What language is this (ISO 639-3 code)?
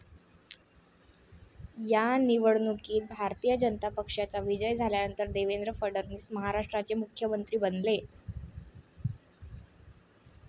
mar